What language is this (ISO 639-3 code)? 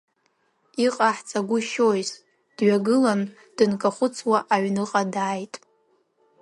abk